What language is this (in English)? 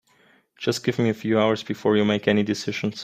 English